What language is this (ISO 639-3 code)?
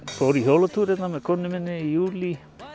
isl